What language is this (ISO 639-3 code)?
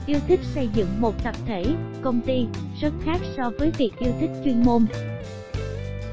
vie